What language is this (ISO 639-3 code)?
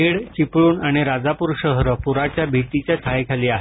mar